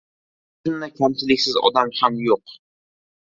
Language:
Uzbek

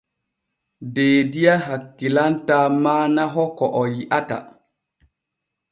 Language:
Borgu Fulfulde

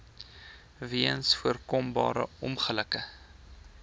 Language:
Afrikaans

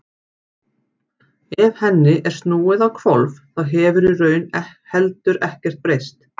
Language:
Icelandic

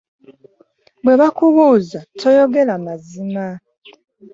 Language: Ganda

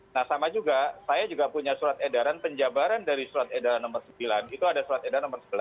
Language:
Indonesian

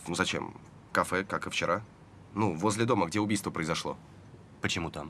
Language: Russian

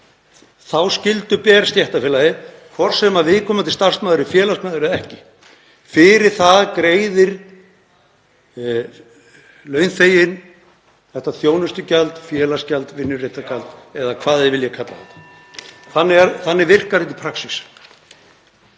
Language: Icelandic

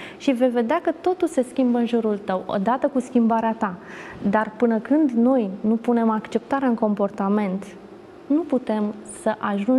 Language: Romanian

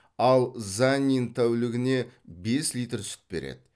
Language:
Kazakh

